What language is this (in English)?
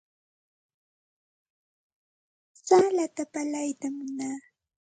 Santa Ana de Tusi Pasco Quechua